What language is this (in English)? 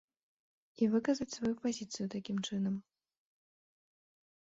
Belarusian